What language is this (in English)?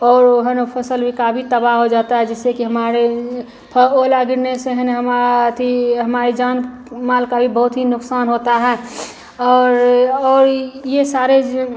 Hindi